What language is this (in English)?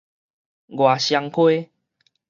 Min Nan Chinese